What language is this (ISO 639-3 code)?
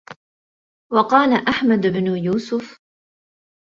ara